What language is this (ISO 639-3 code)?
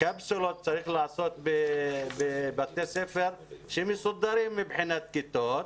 heb